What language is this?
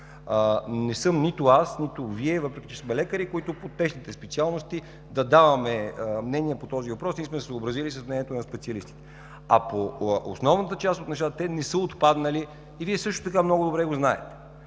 Bulgarian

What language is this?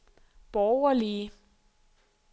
Danish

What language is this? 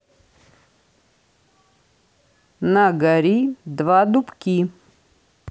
Russian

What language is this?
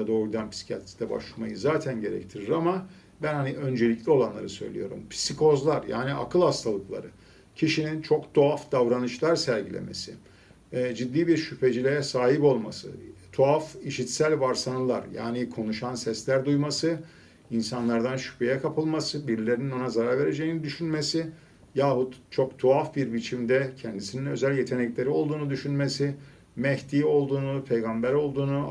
Turkish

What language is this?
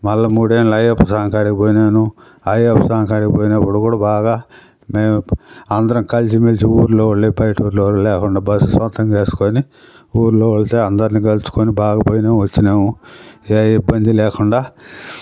Telugu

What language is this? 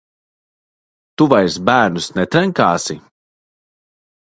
Latvian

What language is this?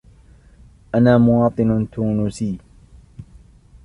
Arabic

